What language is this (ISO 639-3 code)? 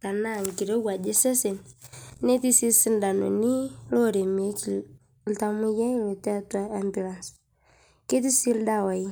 mas